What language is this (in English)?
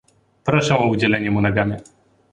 Polish